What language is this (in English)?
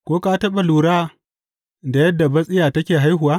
Hausa